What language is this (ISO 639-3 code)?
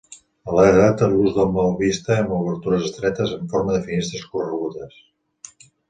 cat